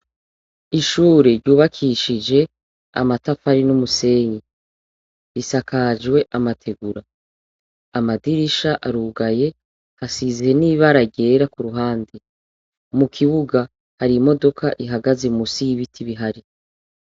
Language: Rundi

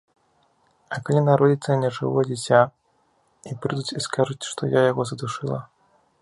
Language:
Belarusian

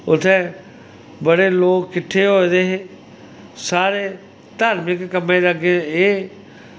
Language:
Dogri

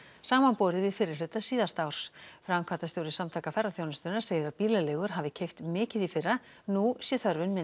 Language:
Icelandic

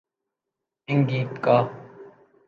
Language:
Urdu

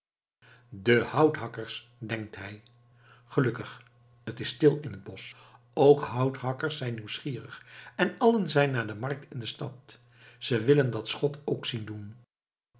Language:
Dutch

